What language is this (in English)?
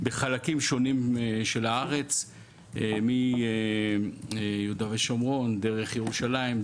Hebrew